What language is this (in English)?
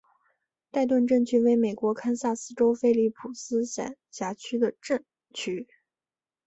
Chinese